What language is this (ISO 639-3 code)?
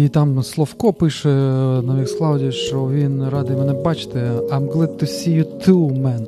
ukr